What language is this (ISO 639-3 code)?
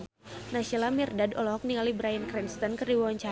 sun